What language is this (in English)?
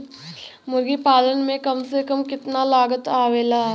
Bhojpuri